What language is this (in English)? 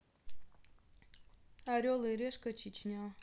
Russian